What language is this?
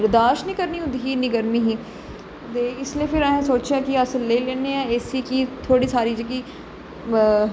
Dogri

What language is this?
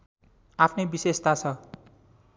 Nepali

